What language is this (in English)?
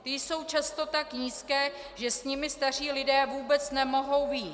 Czech